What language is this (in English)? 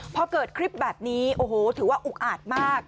Thai